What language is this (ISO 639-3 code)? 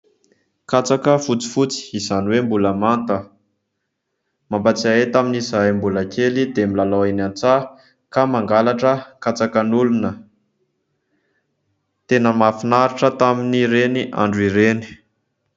mlg